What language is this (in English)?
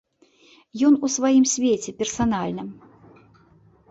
Belarusian